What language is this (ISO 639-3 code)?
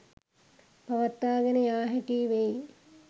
sin